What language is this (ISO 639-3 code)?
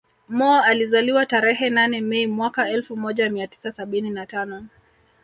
swa